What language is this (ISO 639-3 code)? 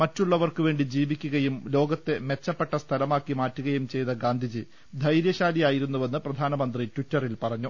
mal